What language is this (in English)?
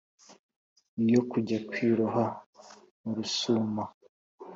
Kinyarwanda